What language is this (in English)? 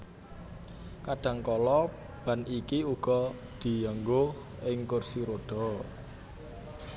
Javanese